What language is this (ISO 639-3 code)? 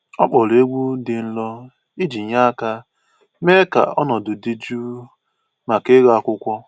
ibo